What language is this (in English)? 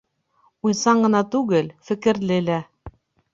Bashkir